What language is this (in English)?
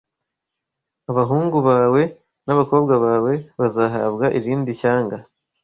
Kinyarwanda